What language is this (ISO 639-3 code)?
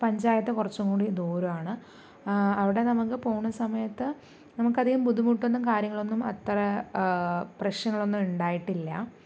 mal